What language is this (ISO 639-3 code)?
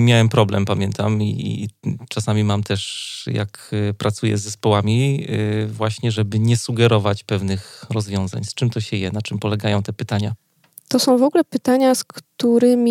pol